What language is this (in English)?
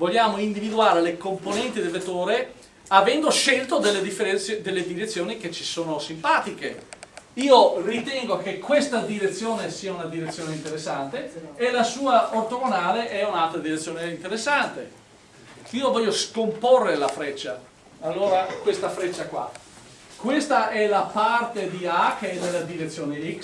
Italian